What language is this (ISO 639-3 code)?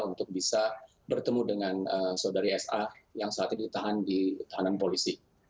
ind